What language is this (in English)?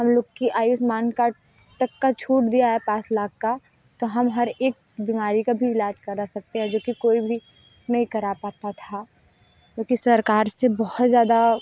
Hindi